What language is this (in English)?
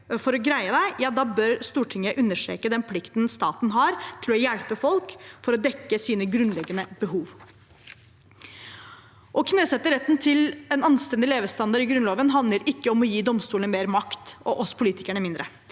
Norwegian